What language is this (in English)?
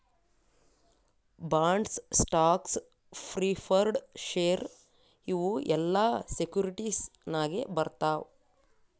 Kannada